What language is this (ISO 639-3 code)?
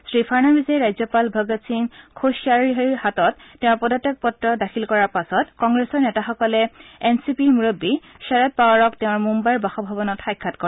asm